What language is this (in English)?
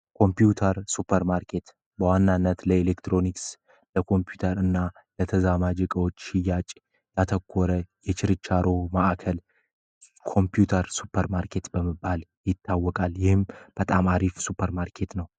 Amharic